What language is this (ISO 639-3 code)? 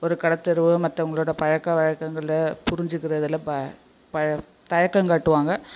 tam